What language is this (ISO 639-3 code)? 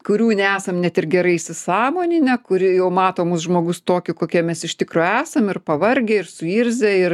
lit